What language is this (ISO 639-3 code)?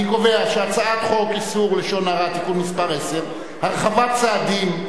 heb